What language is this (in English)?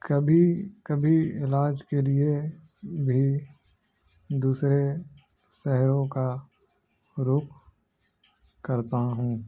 Urdu